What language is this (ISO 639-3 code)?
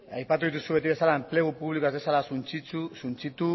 eus